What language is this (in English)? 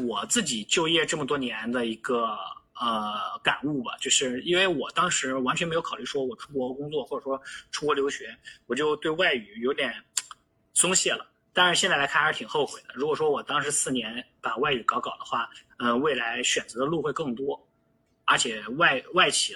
Chinese